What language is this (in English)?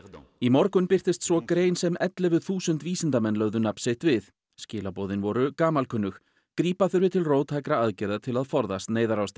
Icelandic